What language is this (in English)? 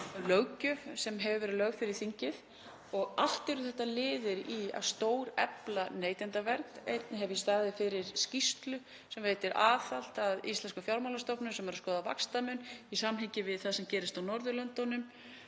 Icelandic